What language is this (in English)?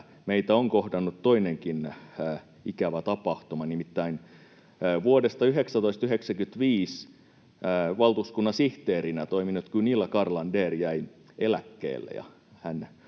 Finnish